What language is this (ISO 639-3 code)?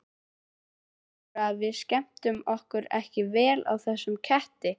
isl